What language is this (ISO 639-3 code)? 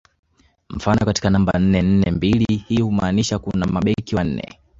swa